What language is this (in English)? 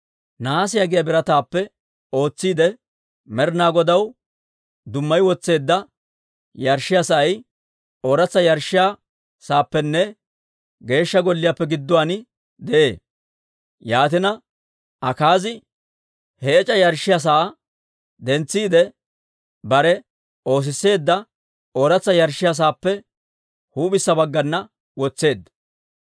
Dawro